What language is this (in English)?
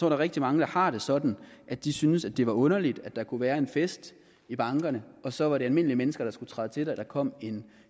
Danish